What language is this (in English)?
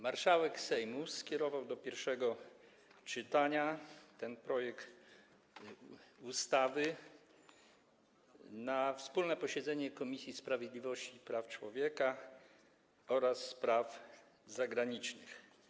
Polish